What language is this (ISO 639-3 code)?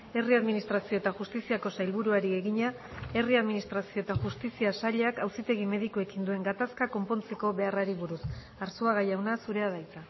eus